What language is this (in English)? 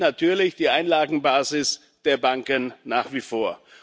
German